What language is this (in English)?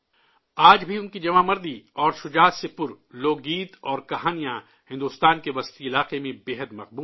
Urdu